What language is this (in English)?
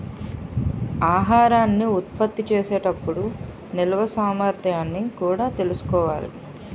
Telugu